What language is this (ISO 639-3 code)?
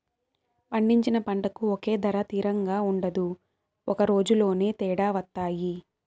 tel